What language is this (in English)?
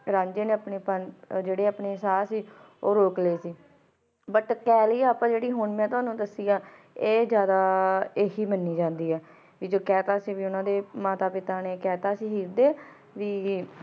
Punjabi